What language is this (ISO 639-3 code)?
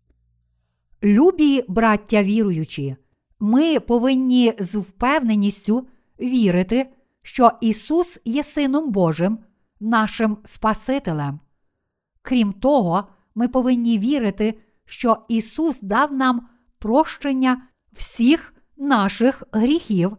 ukr